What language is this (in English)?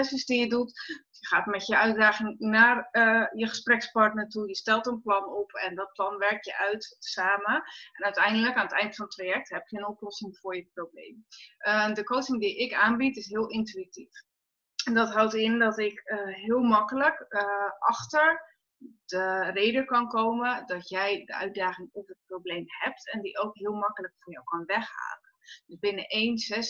Dutch